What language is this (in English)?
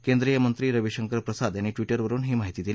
Marathi